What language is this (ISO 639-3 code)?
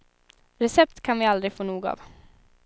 swe